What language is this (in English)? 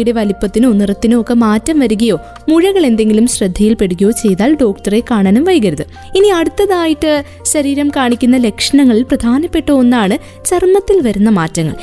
Malayalam